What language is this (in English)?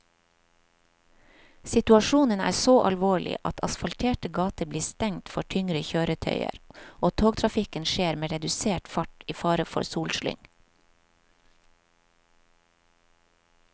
Norwegian